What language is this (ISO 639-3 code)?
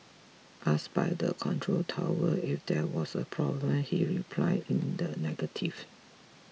eng